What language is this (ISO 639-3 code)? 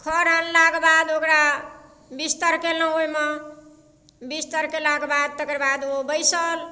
mai